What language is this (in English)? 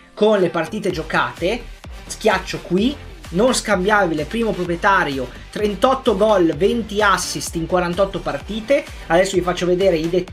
Italian